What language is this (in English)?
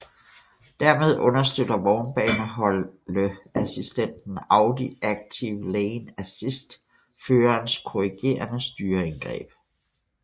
Danish